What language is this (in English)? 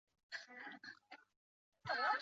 Chinese